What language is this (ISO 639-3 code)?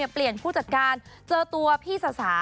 tha